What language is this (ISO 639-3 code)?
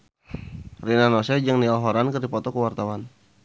sun